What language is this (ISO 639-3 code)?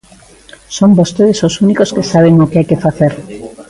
glg